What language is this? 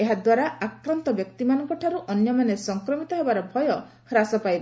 Odia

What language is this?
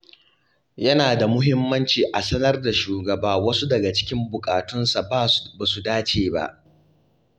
Hausa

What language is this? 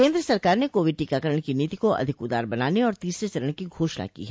Hindi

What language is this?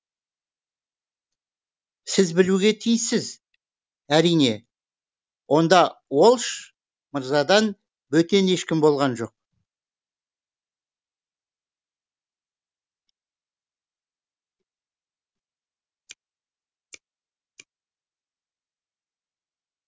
Kazakh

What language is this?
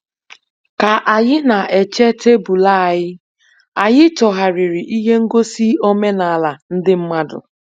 Igbo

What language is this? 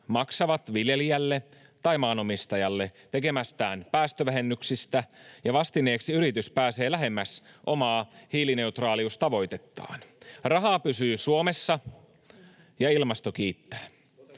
Finnish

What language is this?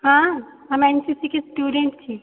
Maithili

